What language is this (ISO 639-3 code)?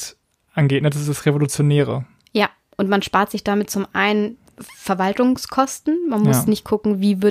deu